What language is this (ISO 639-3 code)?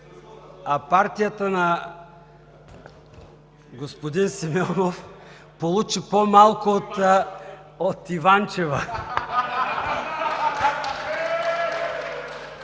bul